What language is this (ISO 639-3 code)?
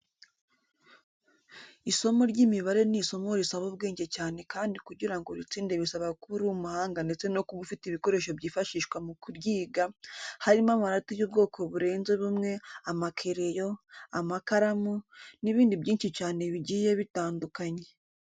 kin